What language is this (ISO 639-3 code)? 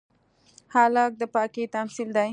pus